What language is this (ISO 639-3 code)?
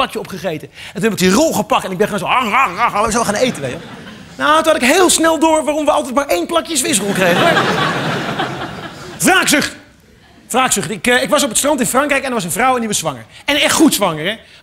nld